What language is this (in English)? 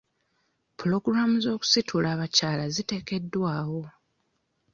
Ganda